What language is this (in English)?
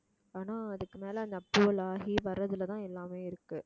Tamil